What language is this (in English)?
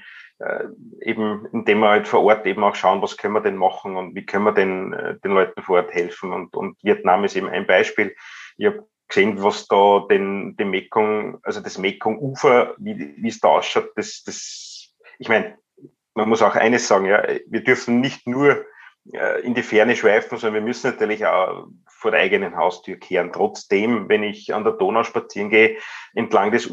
German